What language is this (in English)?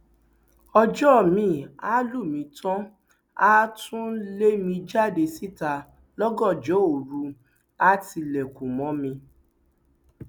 Yoruba